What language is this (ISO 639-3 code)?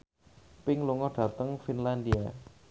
jav